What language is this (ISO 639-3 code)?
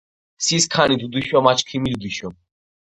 kat